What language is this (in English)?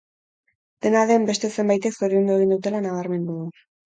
Basque